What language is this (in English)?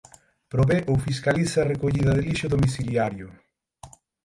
Galician